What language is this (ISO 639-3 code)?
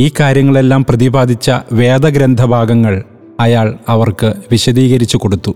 mal